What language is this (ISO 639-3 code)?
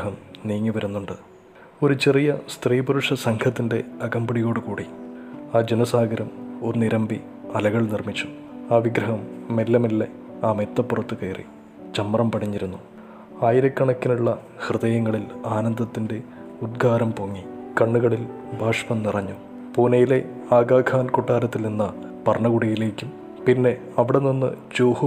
mal